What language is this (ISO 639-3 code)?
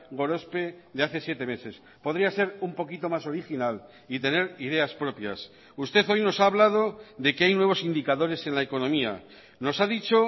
spa